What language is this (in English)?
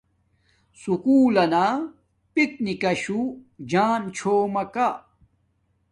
Domaaki